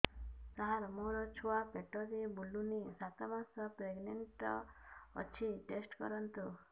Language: Odia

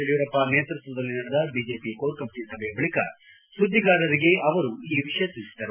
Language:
Kannada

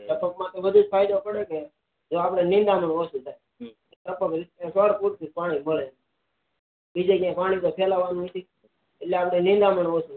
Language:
Gujarati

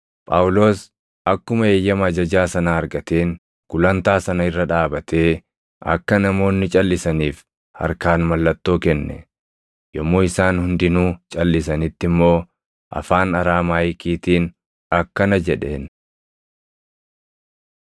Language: Oromo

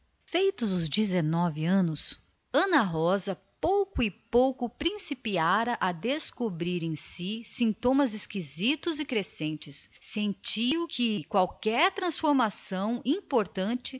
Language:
Portuguese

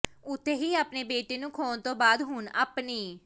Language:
Punjabi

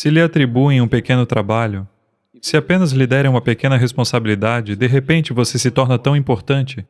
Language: Portuguese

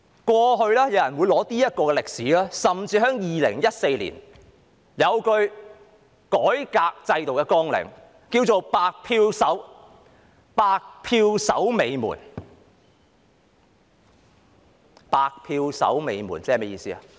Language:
Cantonese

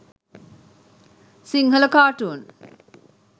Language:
Sinhala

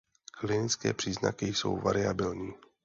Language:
Czech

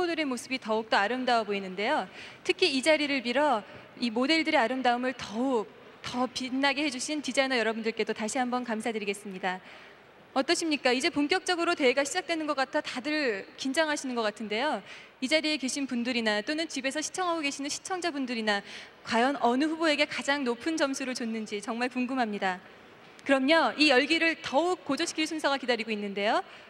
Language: Korean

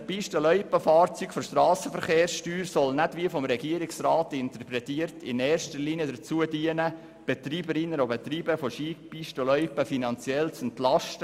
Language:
Swiss German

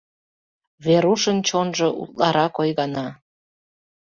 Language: Mari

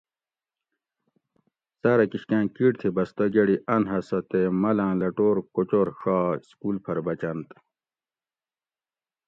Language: Gawri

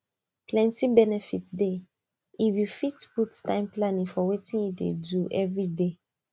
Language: Nigerian Pidgin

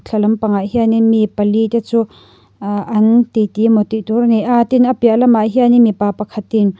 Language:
Mizo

